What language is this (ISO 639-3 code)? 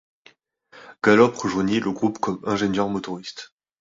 fra